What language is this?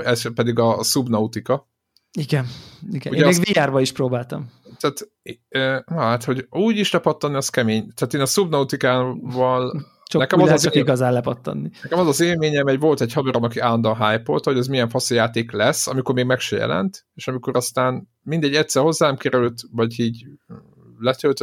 Hungarian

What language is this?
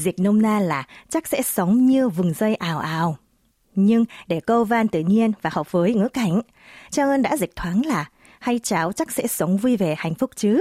Vietnamese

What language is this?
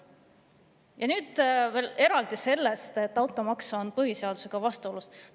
Estonian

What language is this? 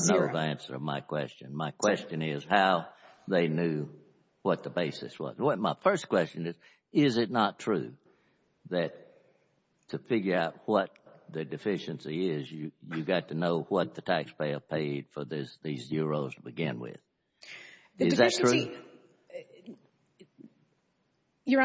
English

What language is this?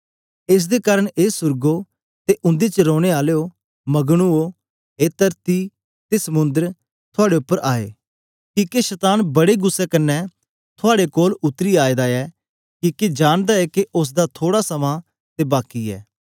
Dogri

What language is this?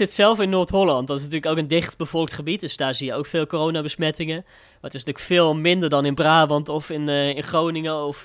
Dutch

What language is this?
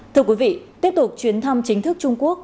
Vietnamese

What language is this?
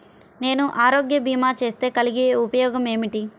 Telugu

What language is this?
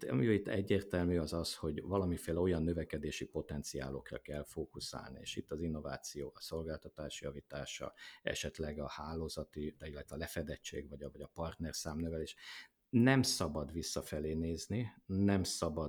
Hungarian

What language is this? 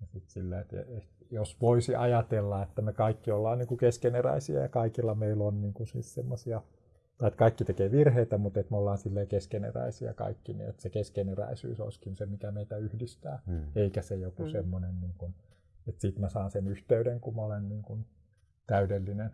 Finnish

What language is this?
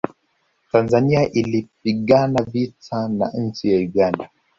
Swahili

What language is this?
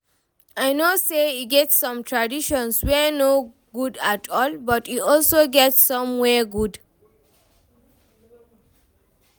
Nigerian Pidgin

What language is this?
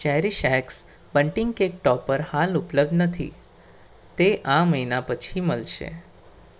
Gujarati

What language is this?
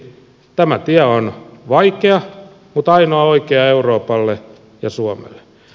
Finnish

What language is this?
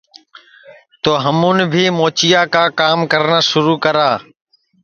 Sansi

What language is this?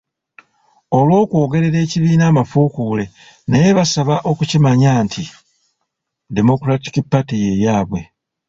Ganda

